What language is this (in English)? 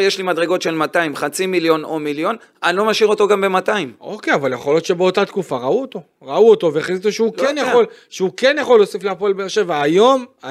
Hebrew